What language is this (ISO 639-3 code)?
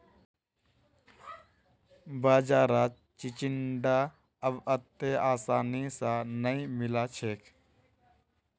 mag